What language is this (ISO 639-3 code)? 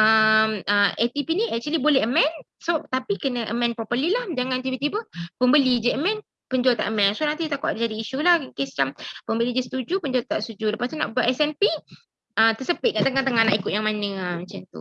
msa